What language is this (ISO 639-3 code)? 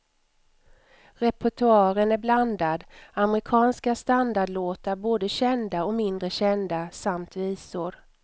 swe